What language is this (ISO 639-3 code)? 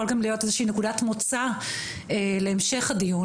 heb